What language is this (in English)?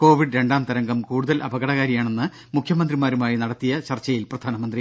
Malayalam